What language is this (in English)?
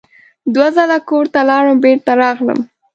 Pashto